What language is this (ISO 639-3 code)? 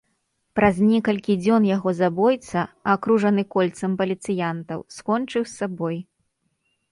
bel